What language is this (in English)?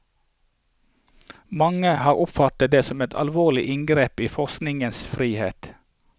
Norwegian